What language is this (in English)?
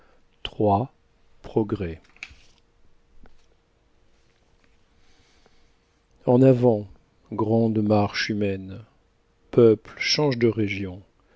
French